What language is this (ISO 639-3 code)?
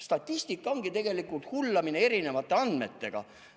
est